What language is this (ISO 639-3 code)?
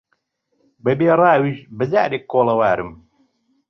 ckb